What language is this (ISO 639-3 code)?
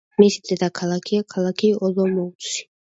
kat